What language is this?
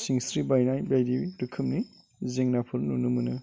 Bodo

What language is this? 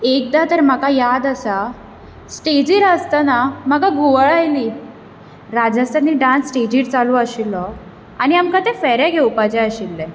Konkani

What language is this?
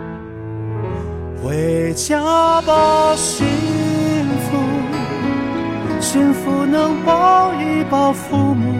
Chinese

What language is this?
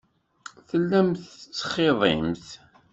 Kabyle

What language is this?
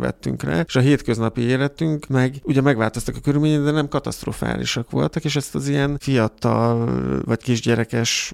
Hungarian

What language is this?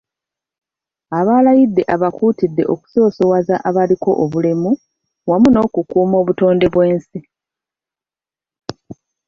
Ganda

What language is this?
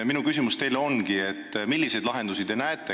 Estonian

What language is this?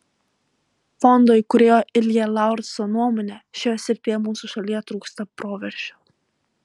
Lithuanian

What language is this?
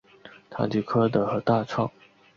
Chinese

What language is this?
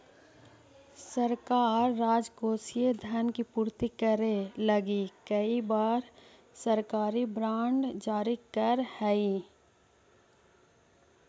Magahi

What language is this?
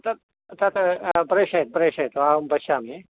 Sanskrit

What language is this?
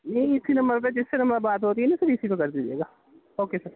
Urdu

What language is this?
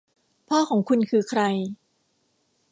Thai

